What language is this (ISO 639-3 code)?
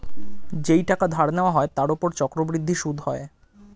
ben